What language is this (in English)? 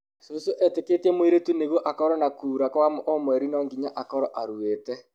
Kikuyu